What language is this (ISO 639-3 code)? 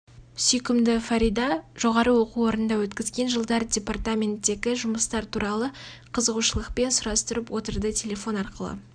kaz